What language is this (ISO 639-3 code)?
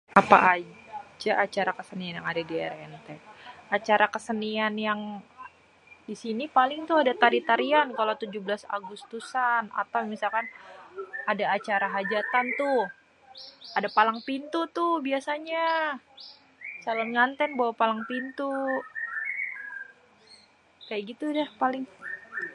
bew